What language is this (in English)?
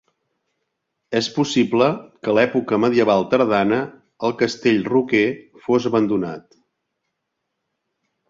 Catalan